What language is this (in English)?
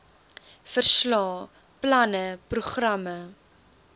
Afrikaans